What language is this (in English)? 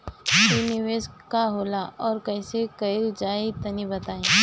Bhojpuri